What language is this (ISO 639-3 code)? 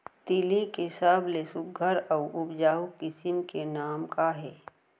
hne